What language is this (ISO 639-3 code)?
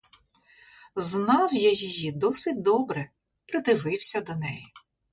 ukr